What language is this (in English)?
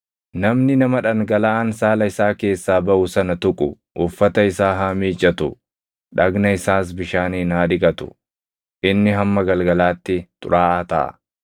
Oromo